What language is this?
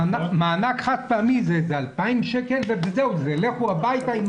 Hebrew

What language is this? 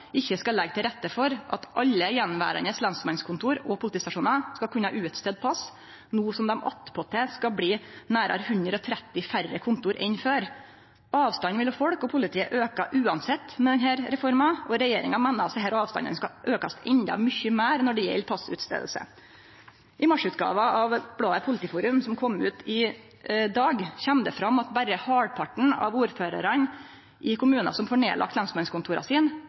Norwegian Nynorsk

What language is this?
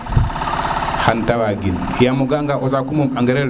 Serer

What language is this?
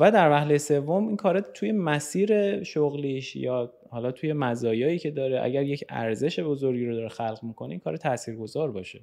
Persian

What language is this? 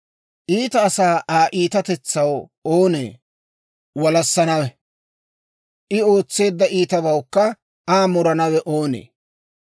Dawro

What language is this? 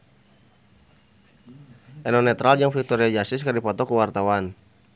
Sundanese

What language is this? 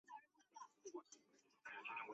Chinese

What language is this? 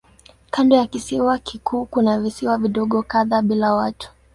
Swahili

